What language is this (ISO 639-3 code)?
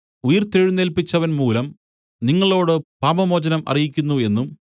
mal